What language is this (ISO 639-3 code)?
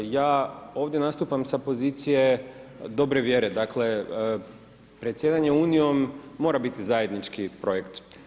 hrv